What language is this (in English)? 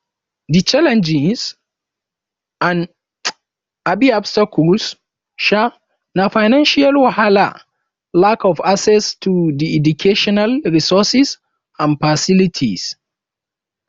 Nigerian Pidgin